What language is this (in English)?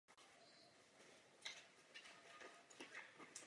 Czech